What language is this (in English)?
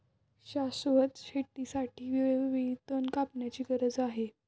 Marathi